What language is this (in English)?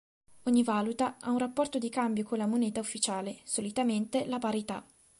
Italian